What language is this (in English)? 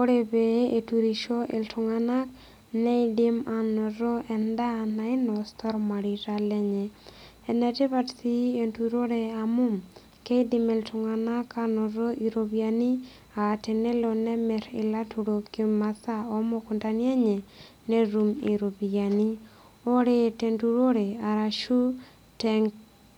Masai